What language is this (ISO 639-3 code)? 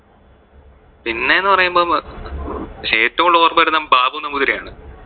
mal